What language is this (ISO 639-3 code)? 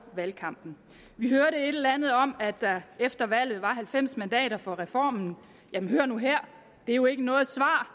dan